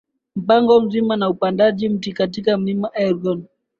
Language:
Swahili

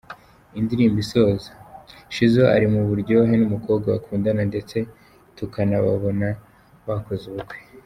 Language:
Kinyarwanda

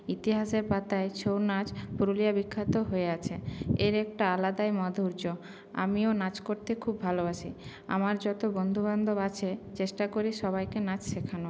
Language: Bangla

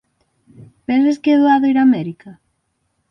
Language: Galician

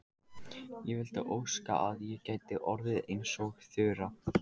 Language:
Icelandic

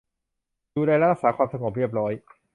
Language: Thai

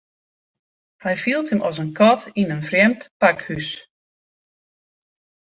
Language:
Western Frisian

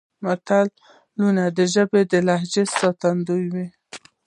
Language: Pashto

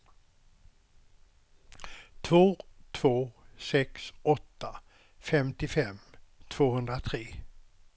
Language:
Swedish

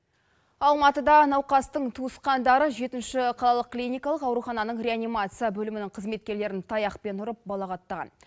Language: Kazakh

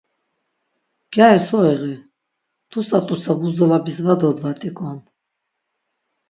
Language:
Laz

